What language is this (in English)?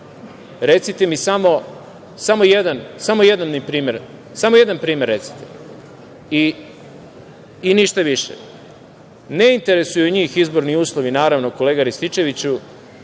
Serbian